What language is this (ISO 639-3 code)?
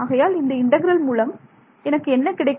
tam